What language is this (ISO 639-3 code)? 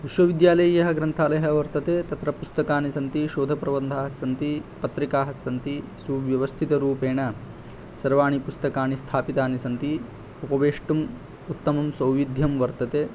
san